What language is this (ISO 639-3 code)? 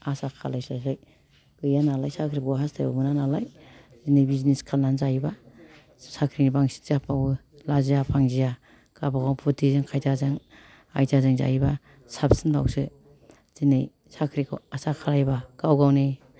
brx